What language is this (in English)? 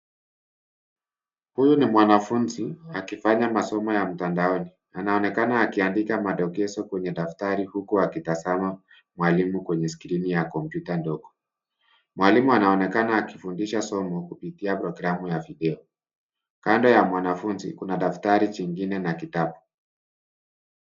Swahili